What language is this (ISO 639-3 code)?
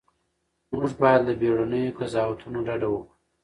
pus